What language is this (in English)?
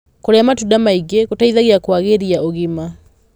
Kikuyu